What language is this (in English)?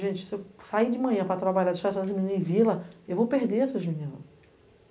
Portuguese